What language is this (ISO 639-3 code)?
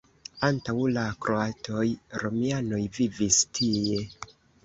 epo